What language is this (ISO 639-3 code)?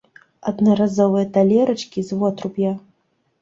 bel